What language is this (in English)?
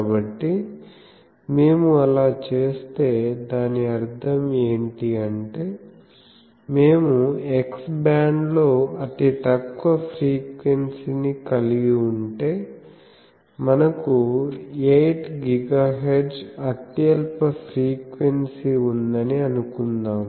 Telugu